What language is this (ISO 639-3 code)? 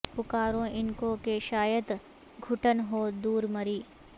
urd